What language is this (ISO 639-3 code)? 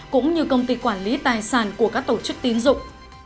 vie